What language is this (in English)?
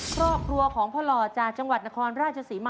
Thai